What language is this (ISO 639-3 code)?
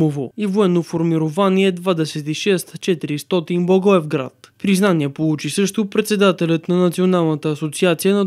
bul